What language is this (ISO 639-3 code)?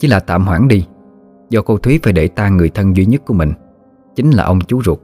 vie